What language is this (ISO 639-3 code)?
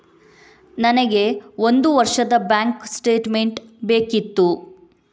kan